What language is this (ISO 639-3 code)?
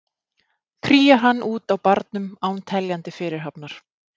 isl